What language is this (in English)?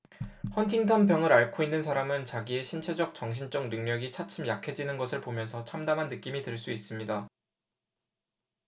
Korean